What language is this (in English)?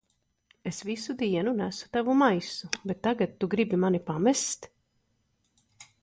Latvian